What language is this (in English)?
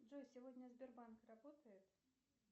Russian